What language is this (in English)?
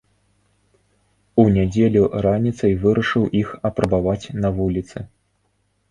Belarusian